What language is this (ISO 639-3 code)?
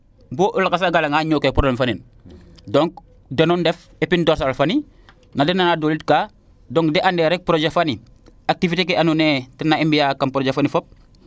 srr